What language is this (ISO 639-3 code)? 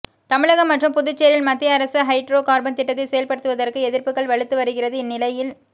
tam